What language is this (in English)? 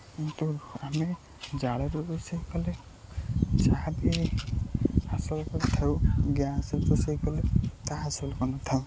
Odia